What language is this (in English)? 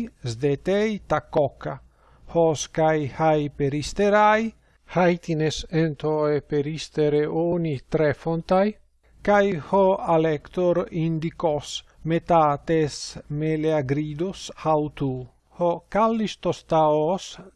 Greek